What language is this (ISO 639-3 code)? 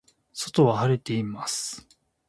jpn